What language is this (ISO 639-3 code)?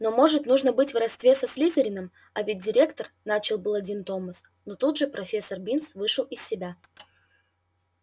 rus